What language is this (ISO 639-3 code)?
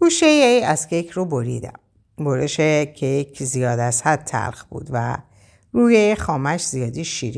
fas